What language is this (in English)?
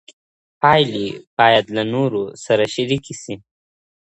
Pashto